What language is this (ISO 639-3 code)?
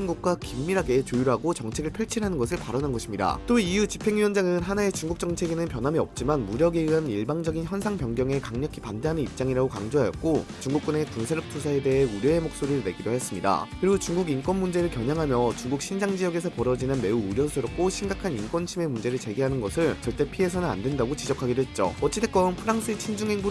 kor